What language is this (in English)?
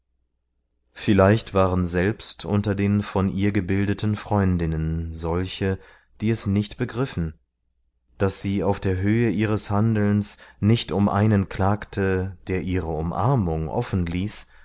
German